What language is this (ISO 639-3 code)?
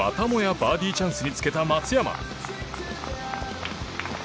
jpn